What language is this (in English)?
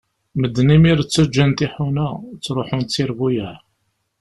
Kabyle